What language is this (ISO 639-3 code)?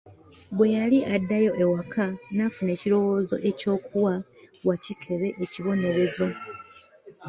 lug